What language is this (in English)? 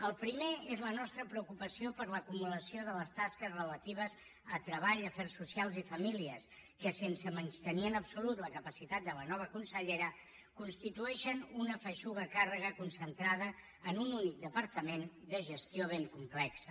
Catalan